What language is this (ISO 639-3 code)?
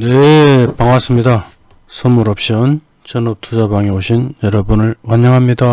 kor